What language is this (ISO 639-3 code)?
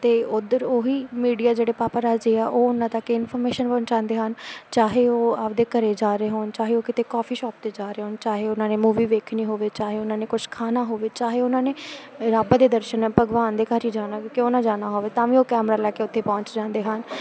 pan